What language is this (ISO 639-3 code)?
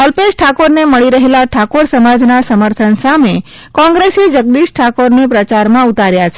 guj